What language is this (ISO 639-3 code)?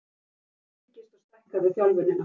isl